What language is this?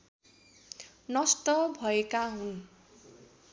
Nepali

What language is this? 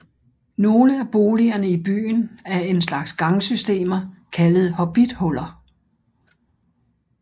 Danish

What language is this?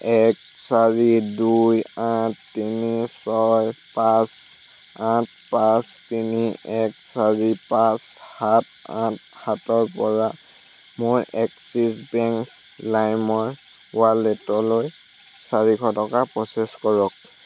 Assamese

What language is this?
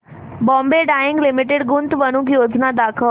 Marathi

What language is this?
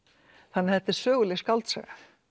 Icelandic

